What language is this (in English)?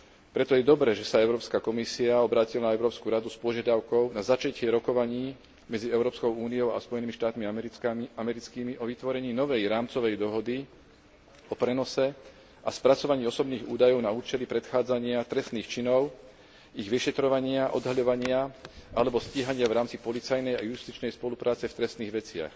Slovak